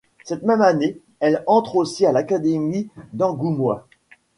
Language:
French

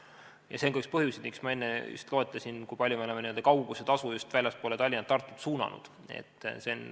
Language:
Estonian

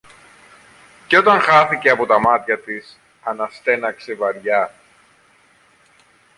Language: Greek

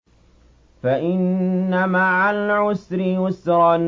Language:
Arabic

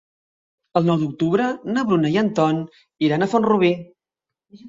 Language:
Catalan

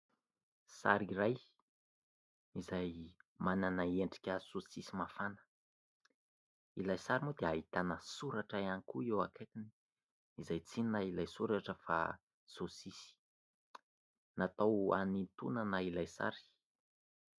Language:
Malagasy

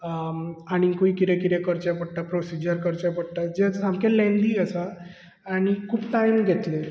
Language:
Konkani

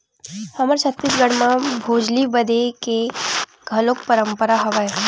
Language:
Chhattisgarhi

